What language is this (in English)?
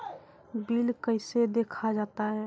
Maithili